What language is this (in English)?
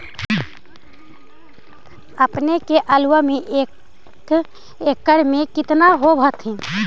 Magahi